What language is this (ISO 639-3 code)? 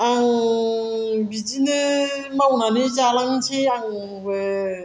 brx